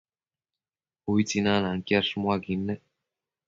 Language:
Matsés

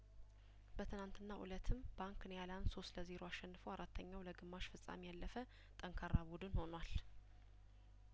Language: Amharic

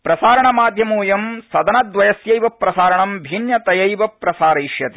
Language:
Sanskrit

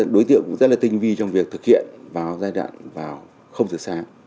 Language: Vietnamese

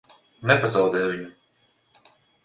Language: Latvian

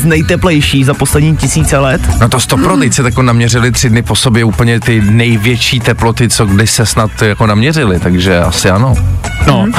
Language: Czech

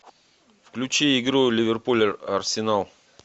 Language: Russian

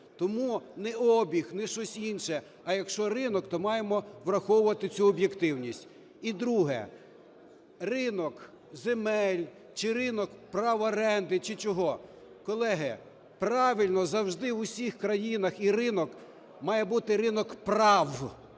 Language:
Ukrainian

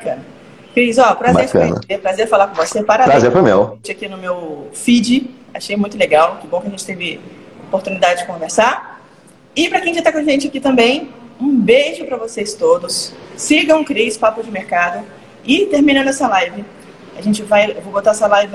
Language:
Portuguese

